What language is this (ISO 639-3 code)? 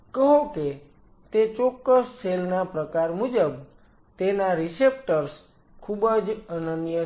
guj